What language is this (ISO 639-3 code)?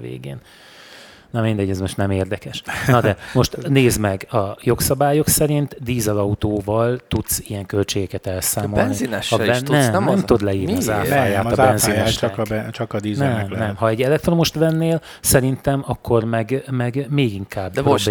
hun